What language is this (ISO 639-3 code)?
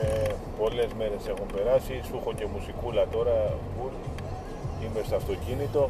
ell